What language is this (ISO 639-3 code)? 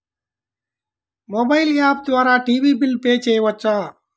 tel